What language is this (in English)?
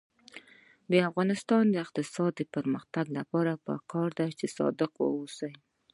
Pashto